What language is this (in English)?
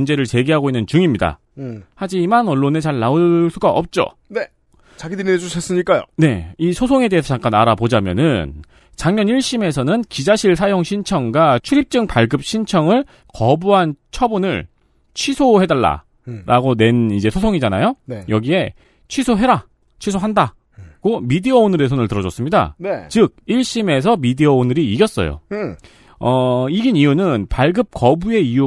Korean